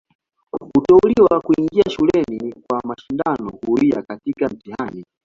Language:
Swahili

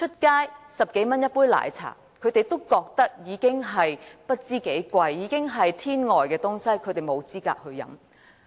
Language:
Cantonese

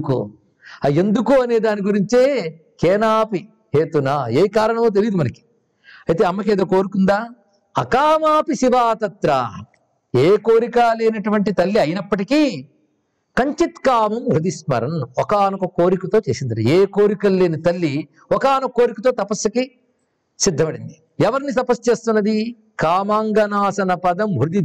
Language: Telugu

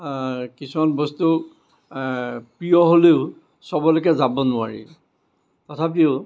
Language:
Assamese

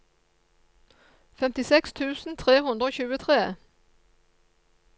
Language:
Norwegian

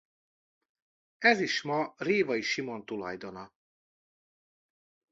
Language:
Hungarian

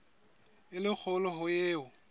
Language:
Southern Sotho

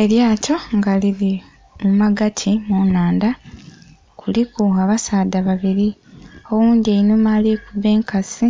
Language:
Soga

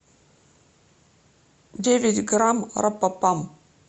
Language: Russian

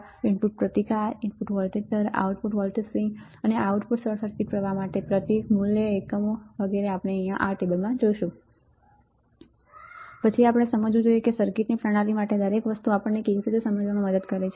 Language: Gujarati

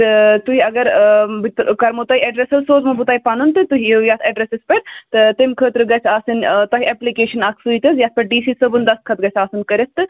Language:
Kashmiri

